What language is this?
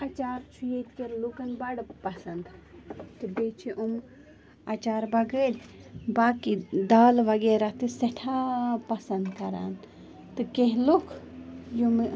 Kashmiri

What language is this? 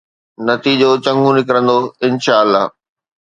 Sindhi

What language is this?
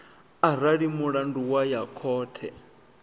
Venda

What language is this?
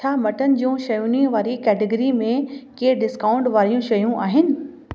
Sindhi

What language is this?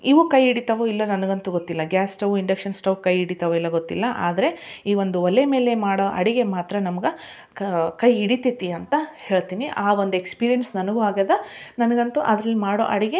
Kannada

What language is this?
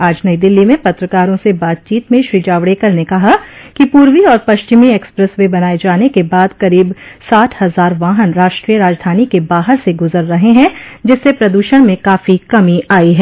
Hindi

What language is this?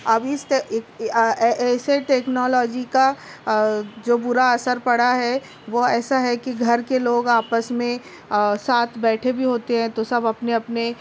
Urdu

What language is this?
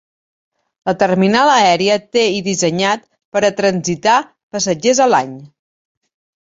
Catalan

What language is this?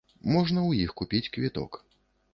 Belarusian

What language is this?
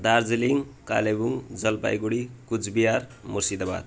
Nepali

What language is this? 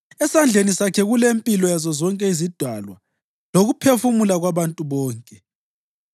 North Ndebele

